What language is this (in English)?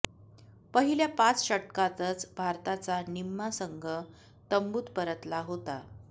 Marathi